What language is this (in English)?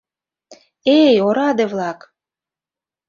Mari